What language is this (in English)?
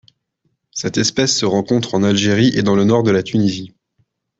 French